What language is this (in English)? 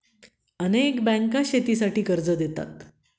Marathi